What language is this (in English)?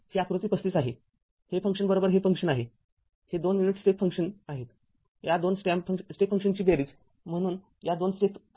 Marathi